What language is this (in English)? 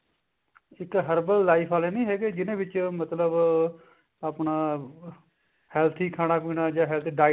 Punjabi